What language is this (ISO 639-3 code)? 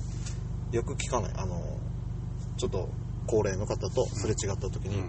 jpn